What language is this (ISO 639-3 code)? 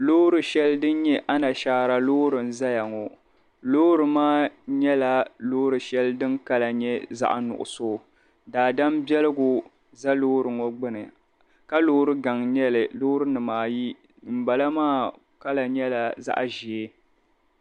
dag